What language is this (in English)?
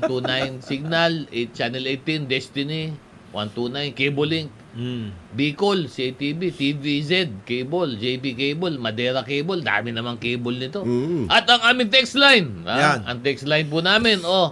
Filipino